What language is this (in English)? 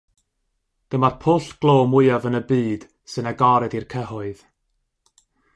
Welsh